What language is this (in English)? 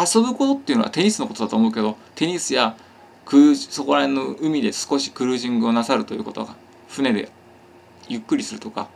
Japanese